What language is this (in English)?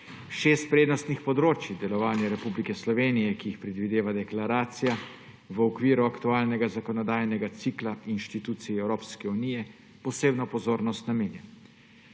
Slovenian